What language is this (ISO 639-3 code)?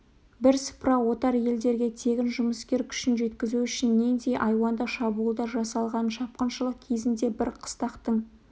kaz